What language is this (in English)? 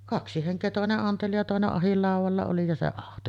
Finnish